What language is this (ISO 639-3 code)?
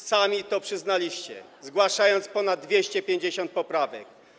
pol